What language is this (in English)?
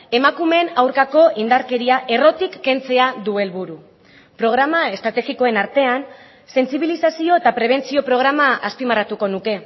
Basque